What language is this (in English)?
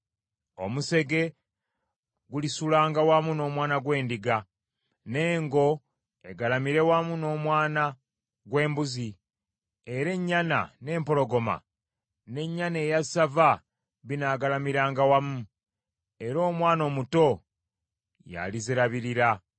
Ganda